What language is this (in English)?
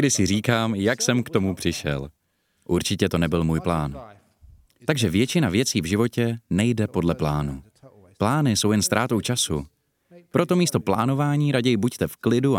Czech